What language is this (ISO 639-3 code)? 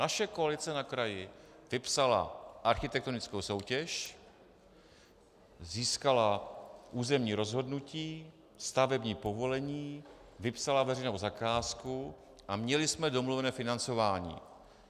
ces